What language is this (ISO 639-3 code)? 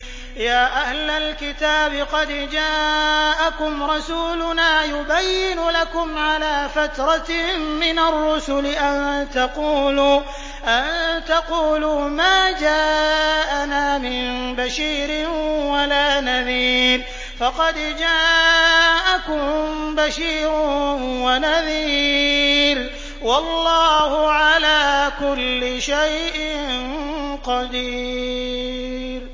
ara